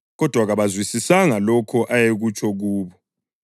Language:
North Ndebele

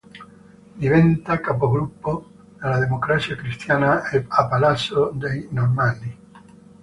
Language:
Italian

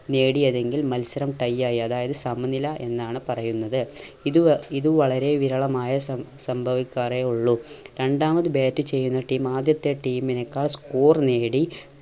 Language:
Malayalam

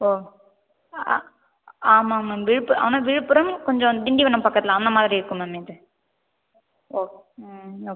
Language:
Tamil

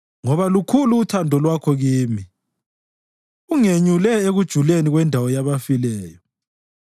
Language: North Ndebele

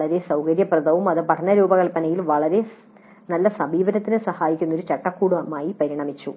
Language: Malayalam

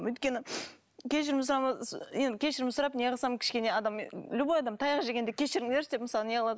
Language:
Kazakh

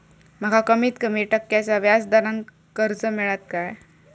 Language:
Marathi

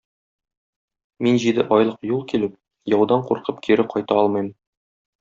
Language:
Tatar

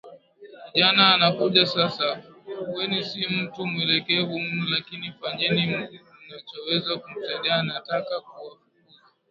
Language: Swahili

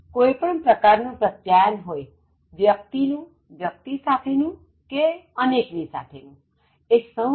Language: Gujarati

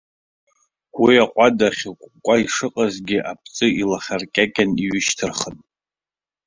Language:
Abkhazian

